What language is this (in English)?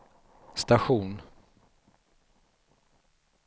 Swedish